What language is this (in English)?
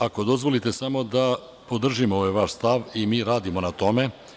Serbian